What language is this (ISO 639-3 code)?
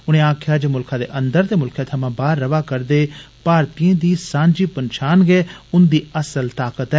doi